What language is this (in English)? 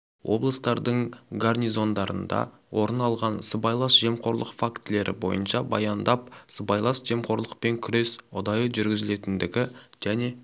Kazakh